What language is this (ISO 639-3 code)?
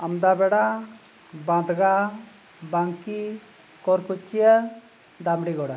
sat